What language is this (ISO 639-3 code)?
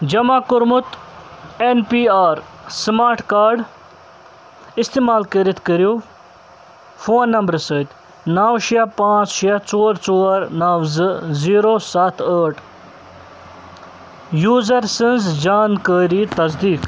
kas